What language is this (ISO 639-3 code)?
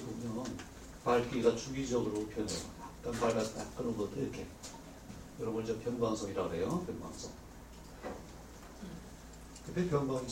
kor